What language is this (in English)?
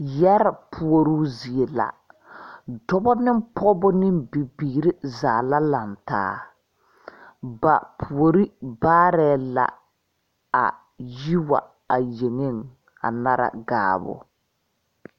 Southern Dagaare